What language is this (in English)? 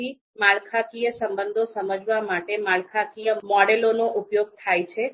Gujarati